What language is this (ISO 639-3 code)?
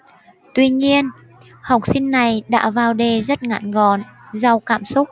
vie